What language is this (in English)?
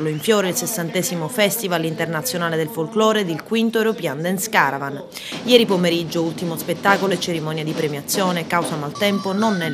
Italian